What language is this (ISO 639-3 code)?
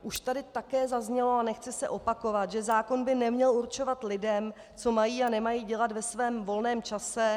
ces